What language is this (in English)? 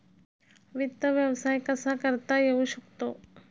Marathi